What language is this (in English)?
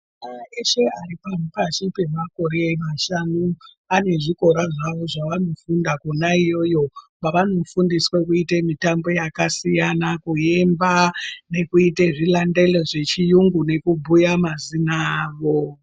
Ndau